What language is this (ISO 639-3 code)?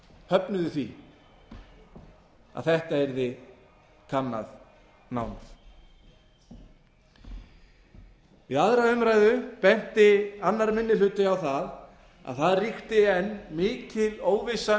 isl